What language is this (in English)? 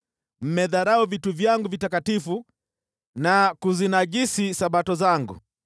Swahili